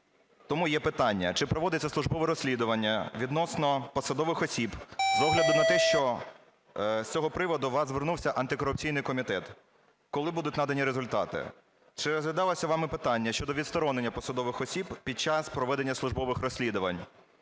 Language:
Ukrainian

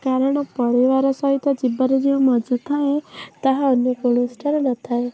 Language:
Odia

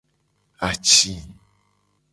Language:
Gen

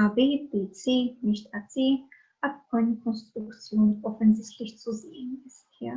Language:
German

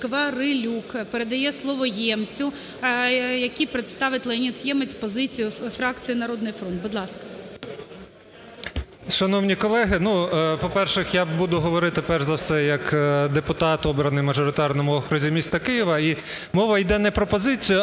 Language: Ukrainian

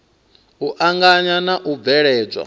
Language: Venda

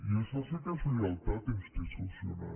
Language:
Catalan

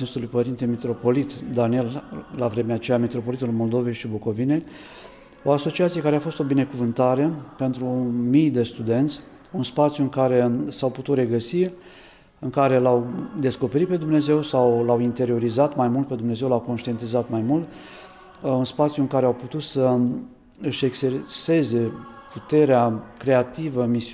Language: Romanian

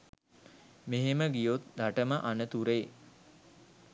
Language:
Sinhala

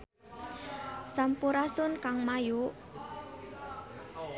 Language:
Sundanese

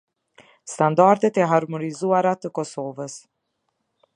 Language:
Albanian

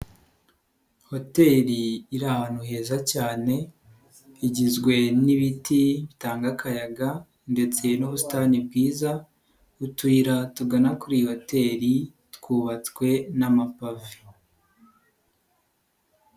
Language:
Kinyarwanda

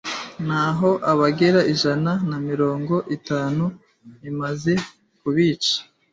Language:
Kinyarwanda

